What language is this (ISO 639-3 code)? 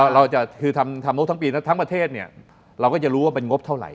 tha